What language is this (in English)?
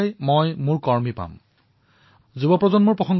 Assamese